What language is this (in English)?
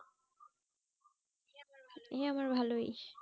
Bangla